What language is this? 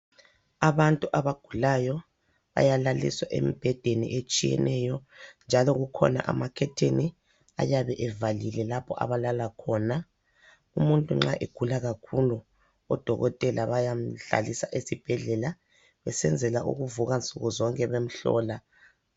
North Ndebele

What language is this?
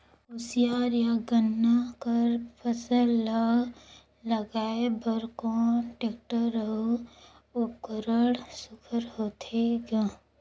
Chhattisgarhi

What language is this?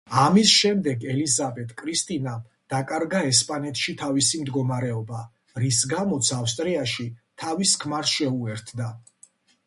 Georgian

